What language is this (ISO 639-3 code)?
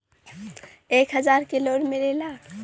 bho